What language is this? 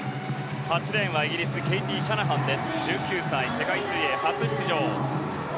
Japanese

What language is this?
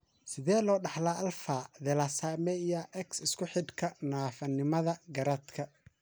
Somali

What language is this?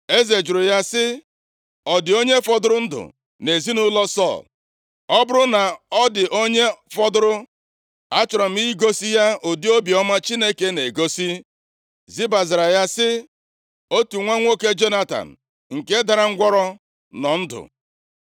Igbo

